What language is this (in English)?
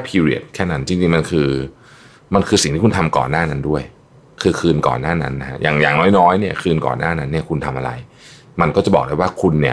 Thai